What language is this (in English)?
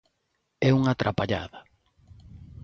Galician